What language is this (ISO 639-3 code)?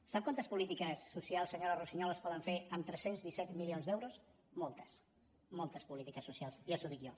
cat